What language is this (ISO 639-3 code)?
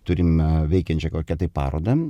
lit